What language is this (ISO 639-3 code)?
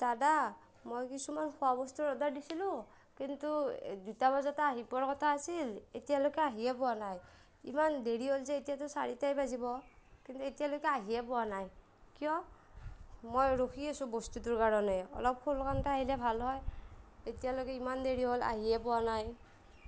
asm